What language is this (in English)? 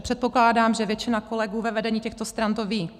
Czech